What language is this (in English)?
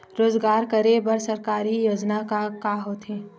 Chhattisgarhi